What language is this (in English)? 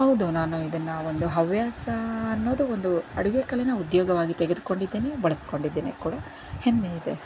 Kannada